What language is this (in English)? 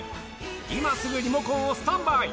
Japanese